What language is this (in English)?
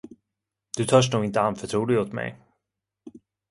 Swedish